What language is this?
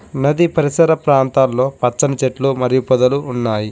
Telugu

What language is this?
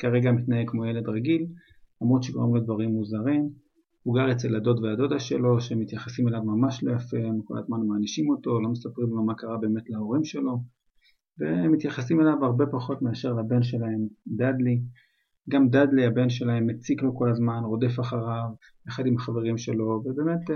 Hebrew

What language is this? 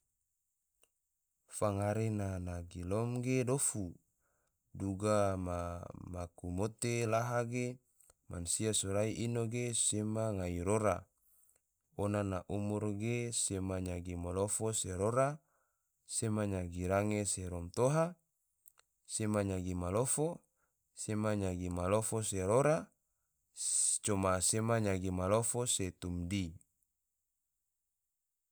Tidore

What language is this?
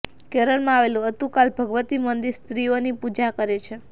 Gujarati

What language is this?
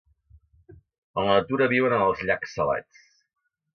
Catalan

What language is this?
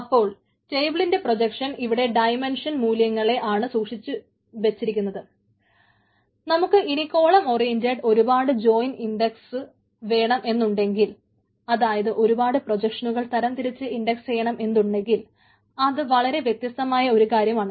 Malayalam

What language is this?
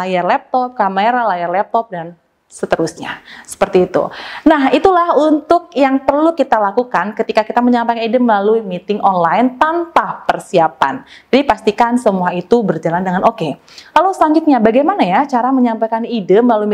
Indonesian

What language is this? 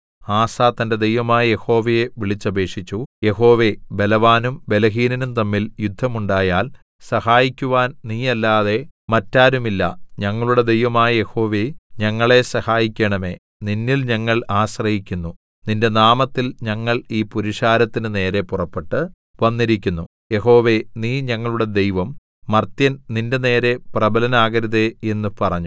Malayalam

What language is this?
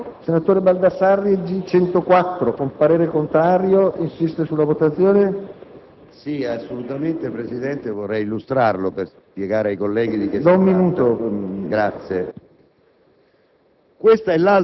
Italian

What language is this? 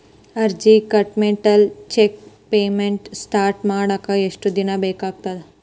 Kannada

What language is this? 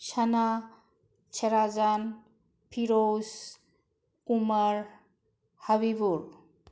Manipuri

